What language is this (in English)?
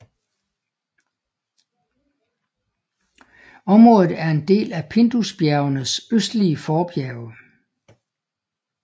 Danish